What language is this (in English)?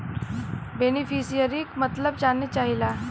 Bhojpuri